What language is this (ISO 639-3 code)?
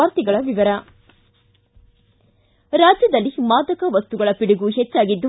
kan